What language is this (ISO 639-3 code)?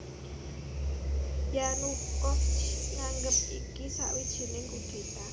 jav